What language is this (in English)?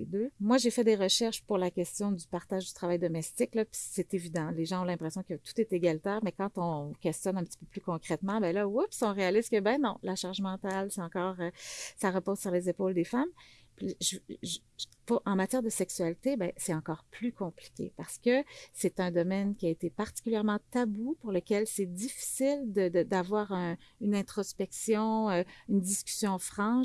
French